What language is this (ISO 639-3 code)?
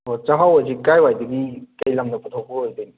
mni